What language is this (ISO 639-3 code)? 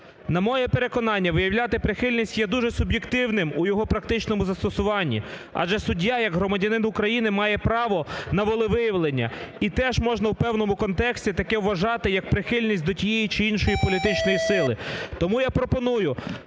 ukr